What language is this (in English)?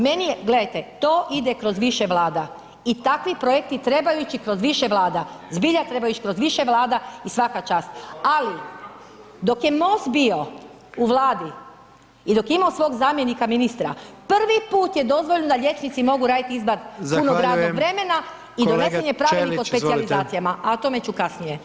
Croatian